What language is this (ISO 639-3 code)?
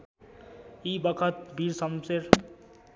nep